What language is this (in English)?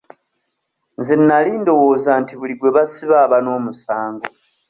Ganda